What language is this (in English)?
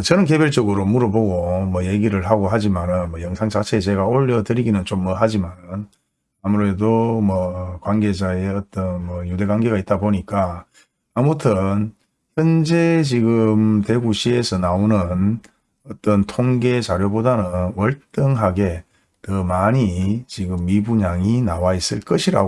Korean